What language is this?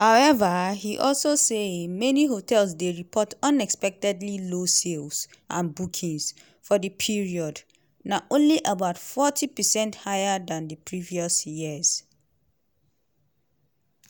Nigerian Pidgin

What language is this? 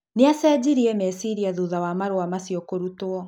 Kikuyu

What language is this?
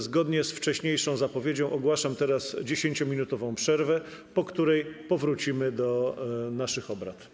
Polish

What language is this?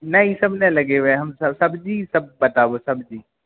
Maithili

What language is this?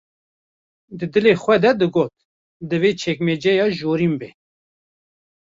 Kurdish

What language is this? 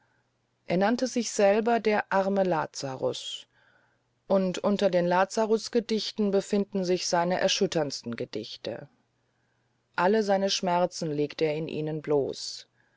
German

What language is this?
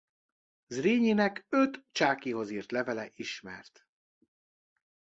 Hungarian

